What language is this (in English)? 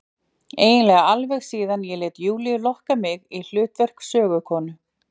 Icelandic